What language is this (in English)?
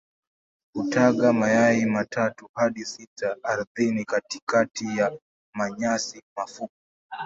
Swahili